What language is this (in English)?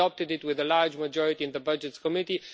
English